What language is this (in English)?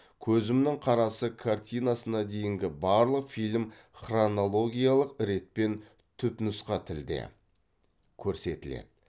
Kazakh